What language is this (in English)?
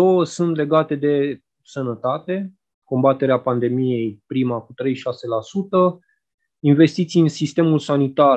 Romanian